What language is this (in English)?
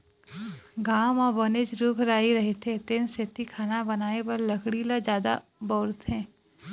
Chhattisgarhi